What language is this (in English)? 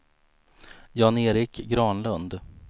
Swedish